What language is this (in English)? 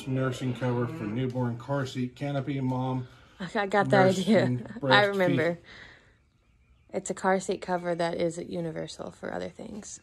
English